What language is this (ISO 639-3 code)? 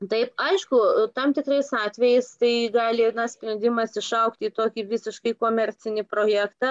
lit